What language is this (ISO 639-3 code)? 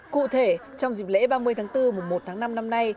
vie